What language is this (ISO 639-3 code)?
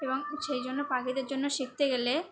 ben